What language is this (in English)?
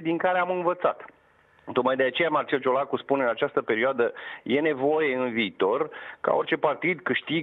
Romanian